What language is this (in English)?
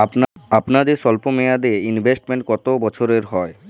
Bangla